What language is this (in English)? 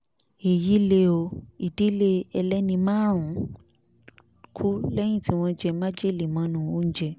Yoruba